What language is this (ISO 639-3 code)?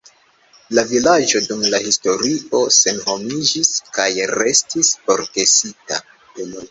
epo